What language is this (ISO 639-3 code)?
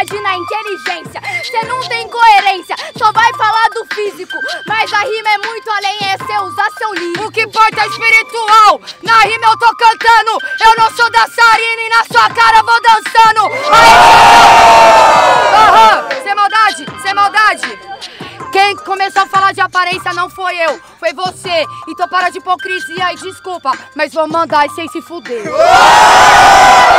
por